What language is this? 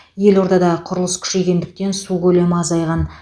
Kazakh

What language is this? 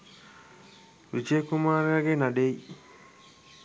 Sinhala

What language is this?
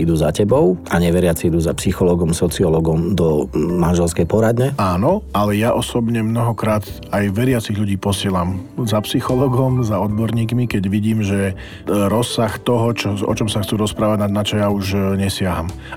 Slovak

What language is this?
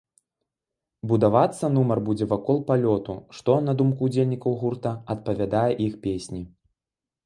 Belarusian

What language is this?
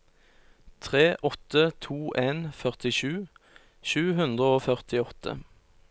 Norwegian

